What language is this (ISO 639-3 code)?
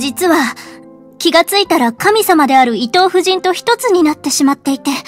jpn